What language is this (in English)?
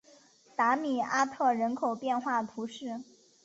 Chinese